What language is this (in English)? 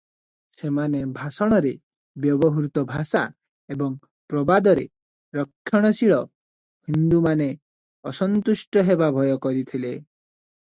Odia